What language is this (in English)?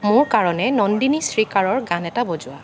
Assamese